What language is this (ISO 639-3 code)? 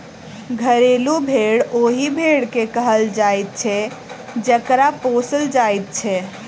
mai